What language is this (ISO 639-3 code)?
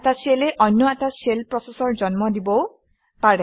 asm